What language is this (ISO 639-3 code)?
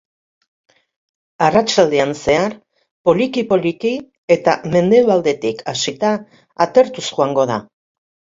eus